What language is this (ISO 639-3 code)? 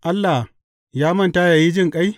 hau